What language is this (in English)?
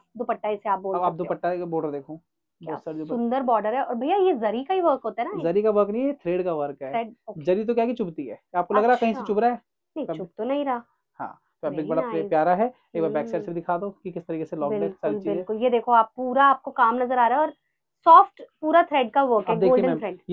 Hindi